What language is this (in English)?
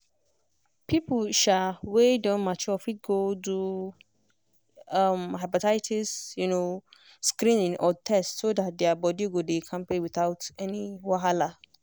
Nigerian Pidgin